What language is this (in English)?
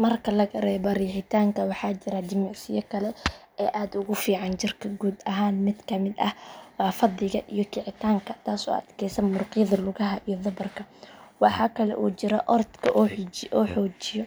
Somali